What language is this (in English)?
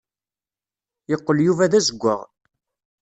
Kabyle